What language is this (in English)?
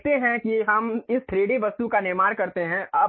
Hindi